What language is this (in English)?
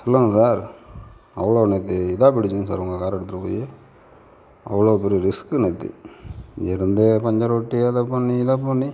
Tamil